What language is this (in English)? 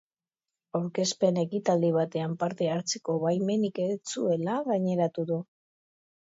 Basque